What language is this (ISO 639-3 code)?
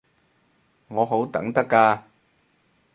yue